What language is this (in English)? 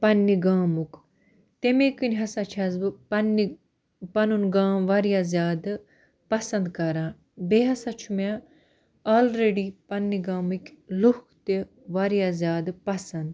Kashmiri